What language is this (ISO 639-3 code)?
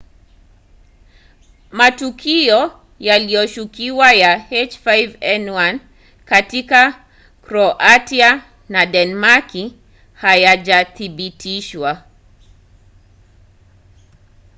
swa